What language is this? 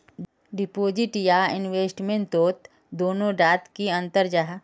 Magahi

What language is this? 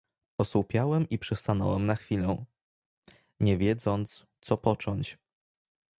Polish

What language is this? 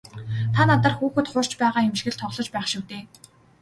Mongolian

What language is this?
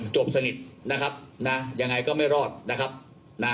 Thai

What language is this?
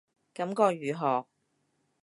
Cantonese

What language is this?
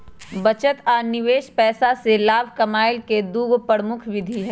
Magahi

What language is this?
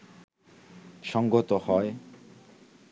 Bangla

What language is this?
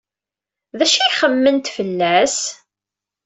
Kabyle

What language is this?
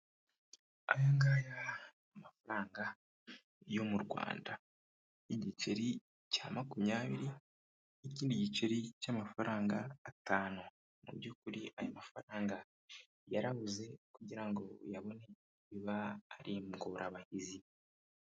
Kinyarwanda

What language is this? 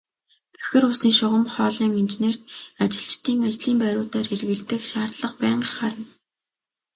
Mongolian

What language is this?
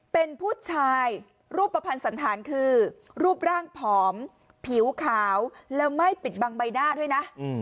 Thai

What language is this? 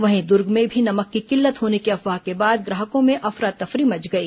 Hindi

